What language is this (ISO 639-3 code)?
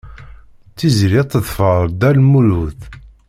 kab